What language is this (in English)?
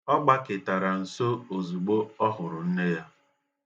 Igbo